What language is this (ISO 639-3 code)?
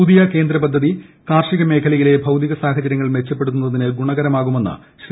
mal